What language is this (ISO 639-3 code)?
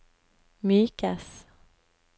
nor